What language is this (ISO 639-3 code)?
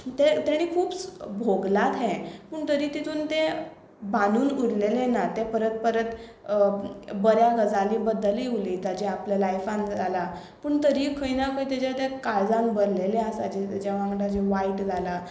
kok